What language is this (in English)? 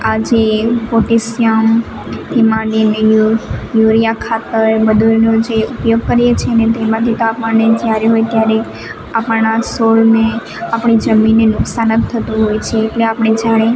Gujarati